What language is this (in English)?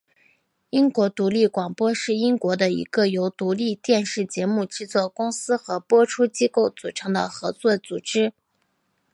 Chinese